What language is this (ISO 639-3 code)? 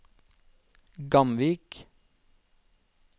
nor